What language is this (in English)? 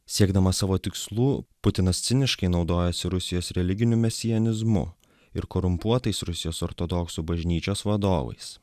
Lithuanian